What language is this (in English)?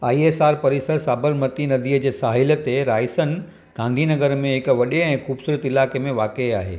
Sindhi